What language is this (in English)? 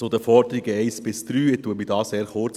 Swiss German